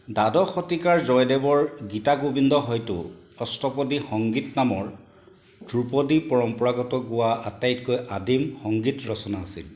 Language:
Assamese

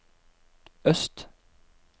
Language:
Norwegian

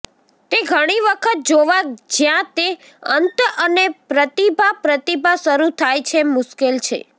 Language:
Gujarati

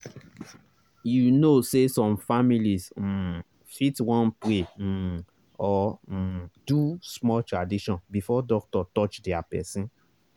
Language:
Nigerian Pidgin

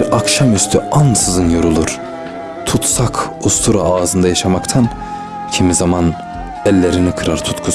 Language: Turkish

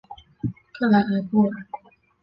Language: Chinese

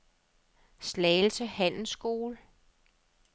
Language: Danish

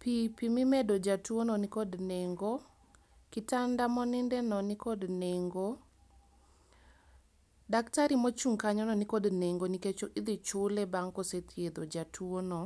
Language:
Luo (Kenya and Tanzania)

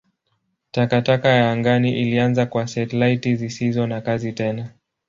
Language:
Swahili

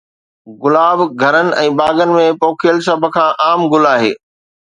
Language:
Sindhi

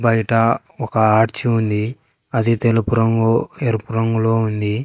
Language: Telugu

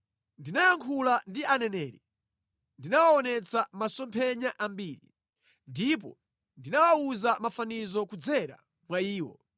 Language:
Nyanja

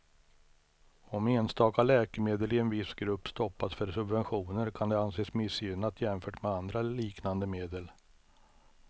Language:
Swedish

